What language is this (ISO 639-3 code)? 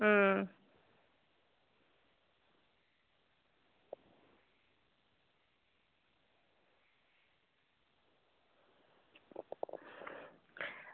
doi